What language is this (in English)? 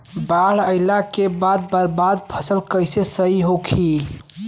Bhojpuri